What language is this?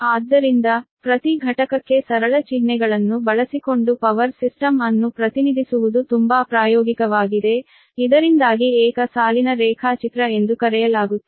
Kannada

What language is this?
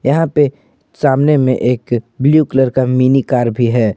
Hindi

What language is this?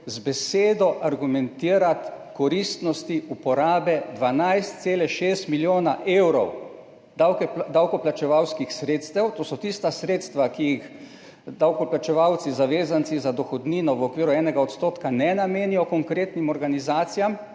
Slovenian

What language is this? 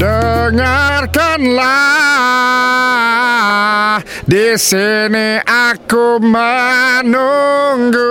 Malay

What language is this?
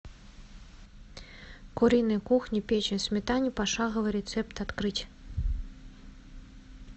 Russian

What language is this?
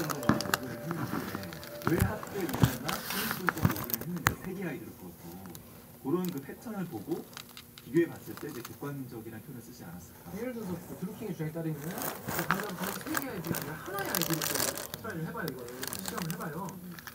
Korean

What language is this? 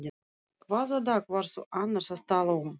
Icelandic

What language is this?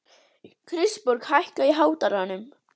Icelandic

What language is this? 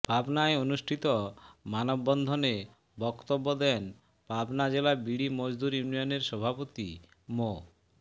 Bangla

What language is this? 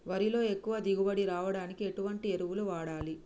Telugu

